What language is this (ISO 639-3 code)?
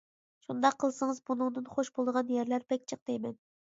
uig